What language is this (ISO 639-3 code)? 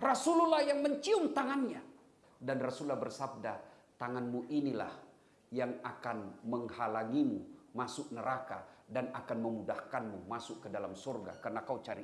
ind